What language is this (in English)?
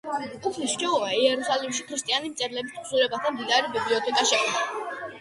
Georgian